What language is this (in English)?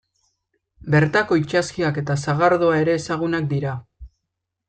Basque